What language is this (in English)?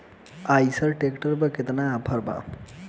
Bhojpuri